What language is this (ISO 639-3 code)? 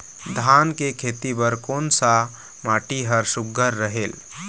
hne